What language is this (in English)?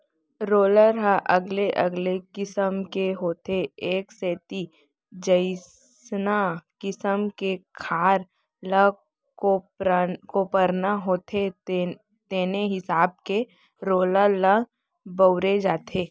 Chhattisgarhi